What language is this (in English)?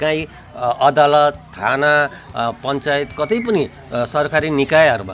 Nepali